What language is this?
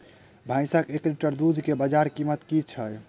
Maithili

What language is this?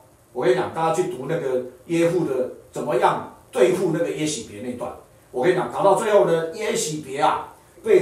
Chinese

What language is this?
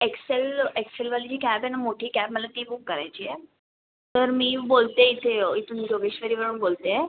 Marathi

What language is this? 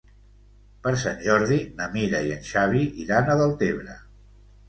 Catalan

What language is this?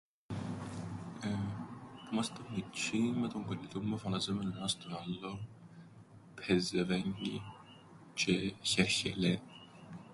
Greek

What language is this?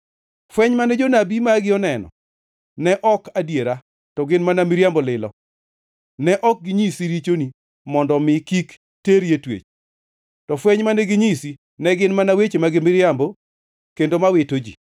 Luo (Kenya and Tanzania)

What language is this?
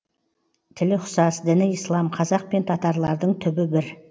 Kazakh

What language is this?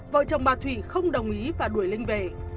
Vietnamese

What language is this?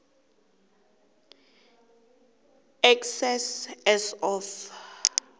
South Ndebele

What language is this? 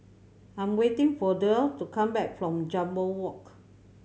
English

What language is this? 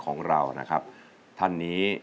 Thai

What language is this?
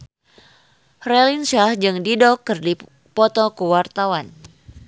Sundanese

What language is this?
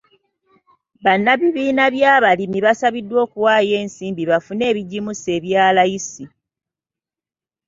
Ganda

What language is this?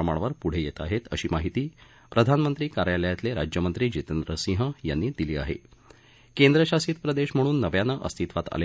Marathi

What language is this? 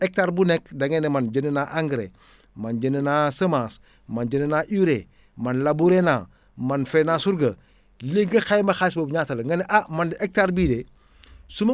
Wolof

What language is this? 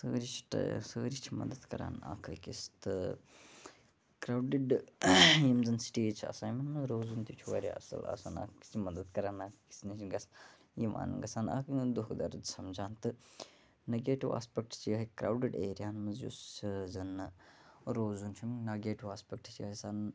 Kashmiri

